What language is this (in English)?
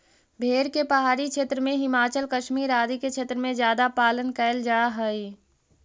Magahi